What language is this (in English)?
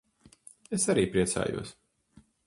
Latvian